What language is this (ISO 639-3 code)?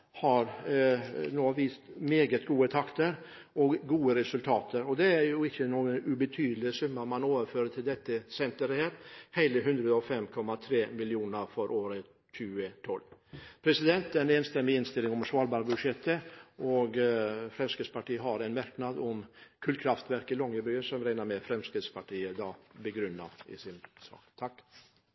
nob